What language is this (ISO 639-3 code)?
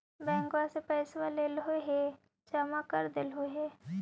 mag